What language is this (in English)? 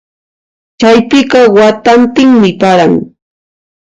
Puno Quechua